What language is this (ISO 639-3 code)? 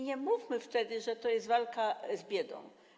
pol